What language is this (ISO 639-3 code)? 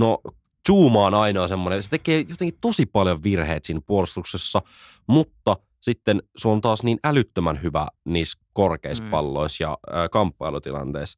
fin